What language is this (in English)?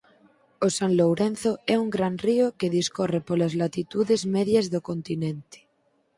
Galician